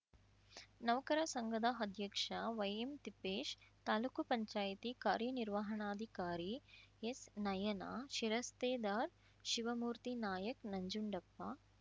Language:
Kannada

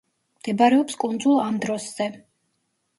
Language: Georgian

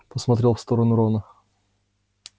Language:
Russian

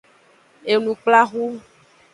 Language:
Aja (Benin)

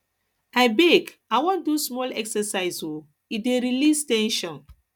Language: Nigerian Pidgin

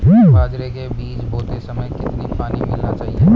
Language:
Hindi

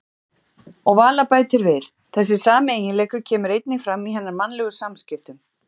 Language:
Icelandic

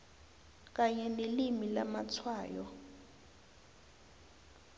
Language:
South Ndebele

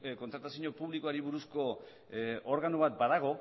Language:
Basque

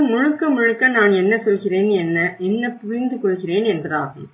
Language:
Tamil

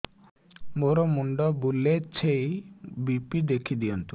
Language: Odia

